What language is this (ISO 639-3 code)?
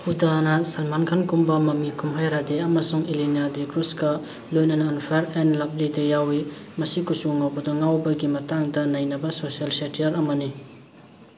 mni